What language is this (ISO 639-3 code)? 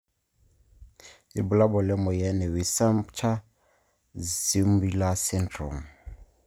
mas